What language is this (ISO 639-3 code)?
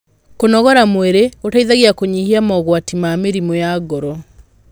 kik